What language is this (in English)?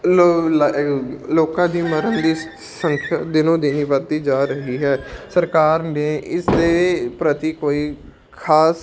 Punjabi